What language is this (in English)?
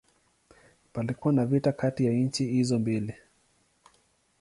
Swahili